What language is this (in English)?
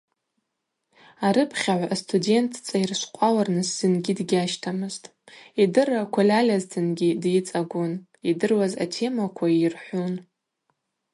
Abaza